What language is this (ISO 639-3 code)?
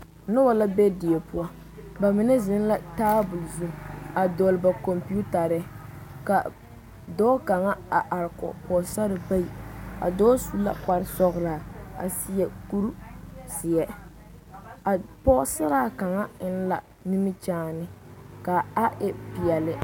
dga